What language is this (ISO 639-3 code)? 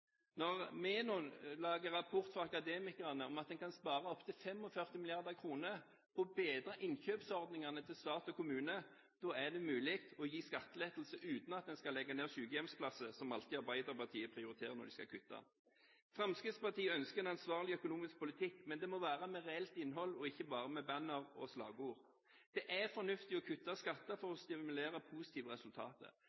nob